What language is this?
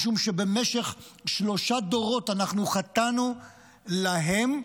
Hebrew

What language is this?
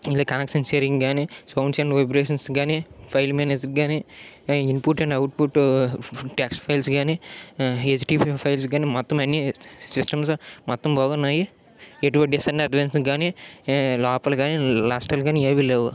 Telugu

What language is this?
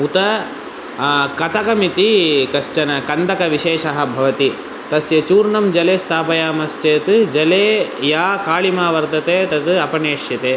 Sanskrit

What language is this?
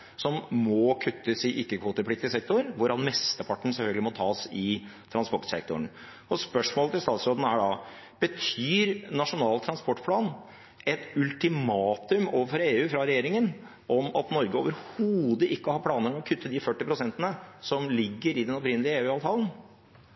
Norwegian Bokmål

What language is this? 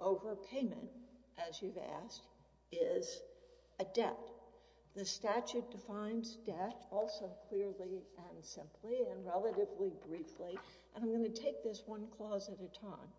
English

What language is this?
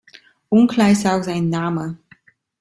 German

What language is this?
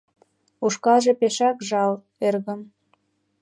Mari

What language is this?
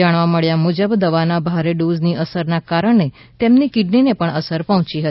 Gujarati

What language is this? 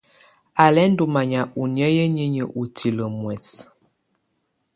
Tunen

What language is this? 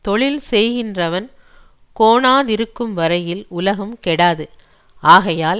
Tamil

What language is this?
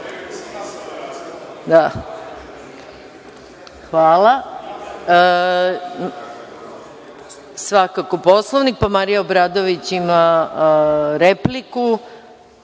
Serbian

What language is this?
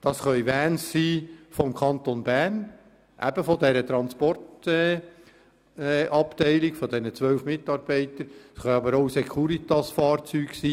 Swiss German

